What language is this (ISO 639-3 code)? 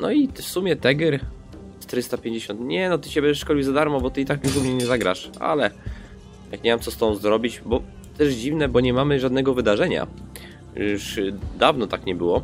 pol